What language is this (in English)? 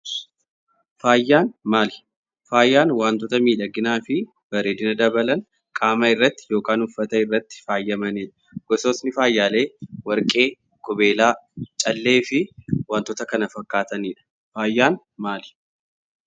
Oromo